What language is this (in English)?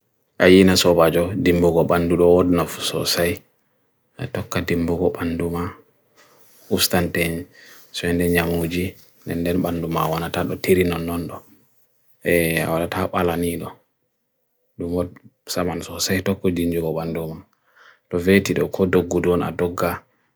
Bagirmi Fulfulde